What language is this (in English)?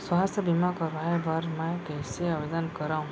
Chhattisgarhi